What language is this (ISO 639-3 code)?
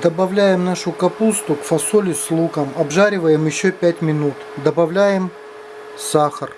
rus